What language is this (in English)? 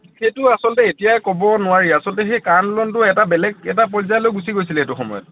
Assamese